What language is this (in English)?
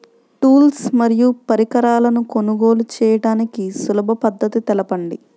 Telugu